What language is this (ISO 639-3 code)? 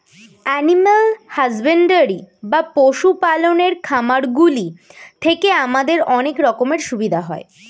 ben